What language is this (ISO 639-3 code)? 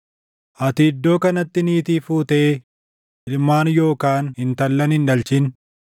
orm